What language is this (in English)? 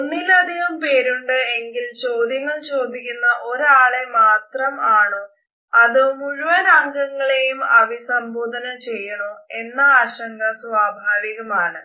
Malayalam